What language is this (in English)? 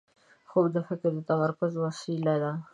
Pashto